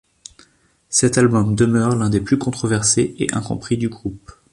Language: French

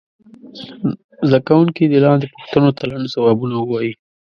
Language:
Pashto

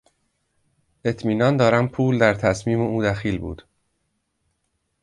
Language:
Persian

